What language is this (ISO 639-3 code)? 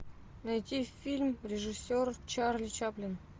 rus